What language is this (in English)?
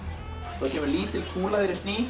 Icelandic